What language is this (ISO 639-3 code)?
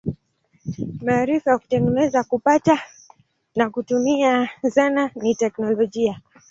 swa